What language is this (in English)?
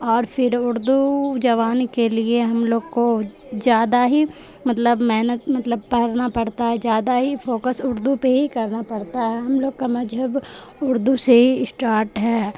Urdu